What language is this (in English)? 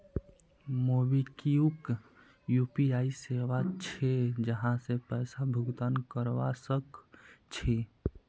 Magahi